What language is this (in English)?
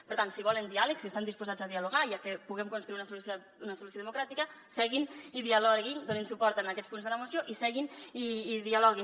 Catalan